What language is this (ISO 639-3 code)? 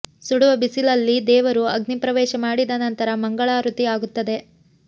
kan